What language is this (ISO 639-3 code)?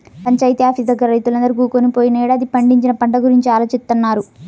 tel